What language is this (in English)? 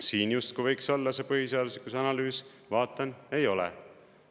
Estonian